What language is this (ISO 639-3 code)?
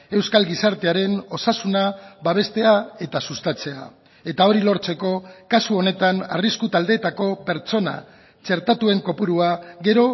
eus